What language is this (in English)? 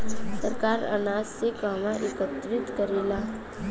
Bhojpuri